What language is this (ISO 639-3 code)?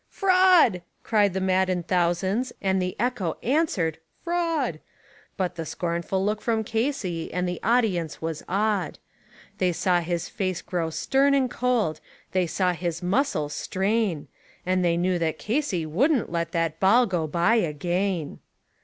eng